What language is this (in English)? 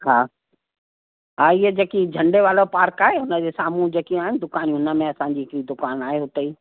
Sindhi